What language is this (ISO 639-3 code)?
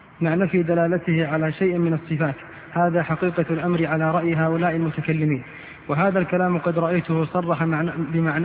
ara